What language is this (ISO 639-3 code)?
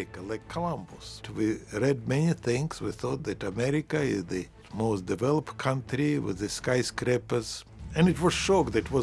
eng